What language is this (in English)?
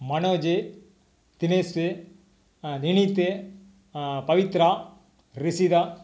Tamil